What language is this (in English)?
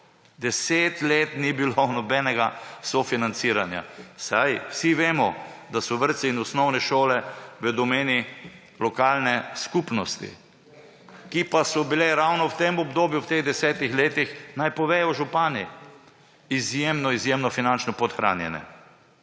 Slovenian